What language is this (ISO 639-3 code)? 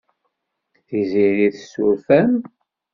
kab